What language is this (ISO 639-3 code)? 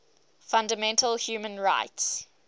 eng